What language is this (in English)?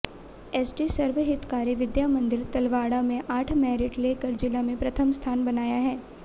Hindi